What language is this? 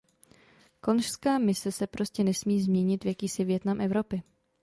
Czech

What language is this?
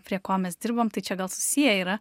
Lithuanian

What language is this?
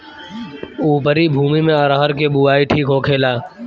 Bhojpuri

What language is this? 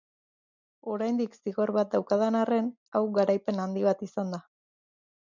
Basque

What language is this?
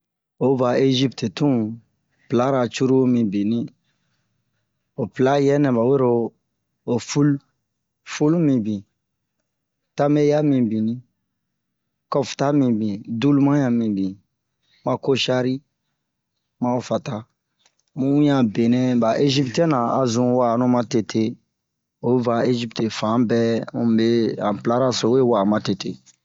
Bomu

